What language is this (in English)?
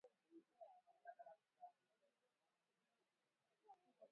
Swahili